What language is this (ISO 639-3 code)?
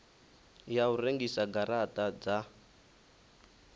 ven